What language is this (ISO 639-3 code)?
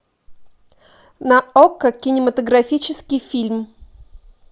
rus